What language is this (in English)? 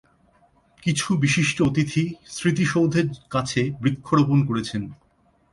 Bangla